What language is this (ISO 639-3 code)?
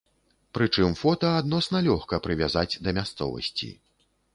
bel